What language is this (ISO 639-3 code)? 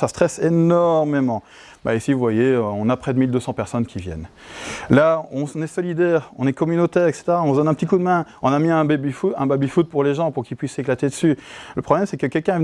fra